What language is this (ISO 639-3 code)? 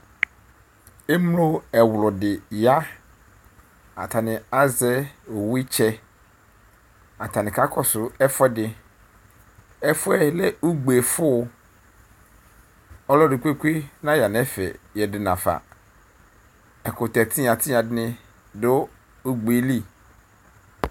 kpo